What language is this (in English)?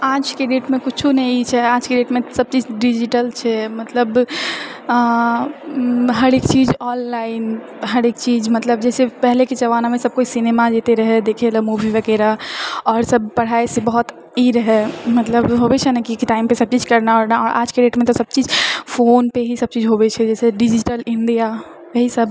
Maithili